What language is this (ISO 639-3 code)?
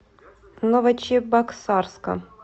rus